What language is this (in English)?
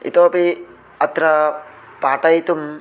Sanskrit